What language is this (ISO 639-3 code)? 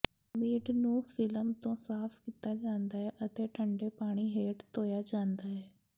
pan